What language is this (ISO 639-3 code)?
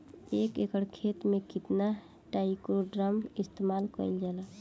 bho